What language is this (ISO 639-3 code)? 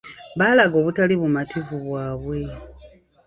lug